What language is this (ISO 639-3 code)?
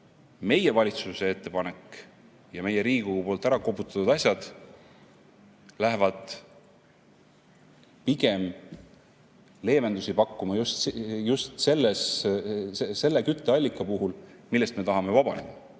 est